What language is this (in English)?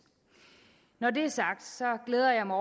Danish